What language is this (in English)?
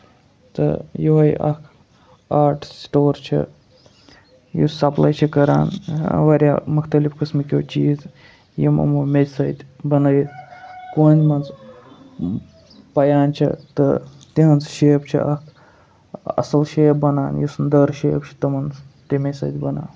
Kashmiri